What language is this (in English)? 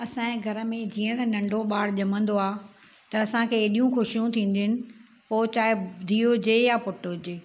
Sindhi